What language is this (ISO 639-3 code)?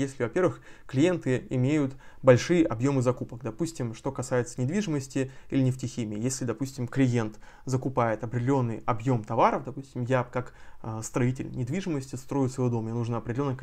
rus